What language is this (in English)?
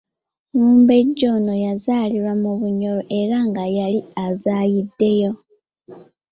Ganda